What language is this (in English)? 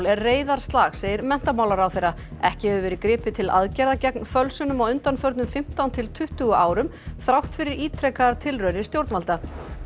Icelandic